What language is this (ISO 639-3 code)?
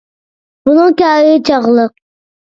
uig